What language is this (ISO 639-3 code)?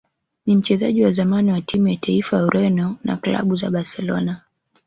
swa